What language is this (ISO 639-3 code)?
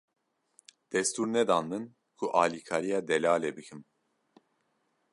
kur